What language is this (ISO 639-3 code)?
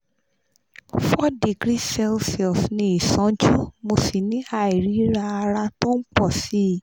yor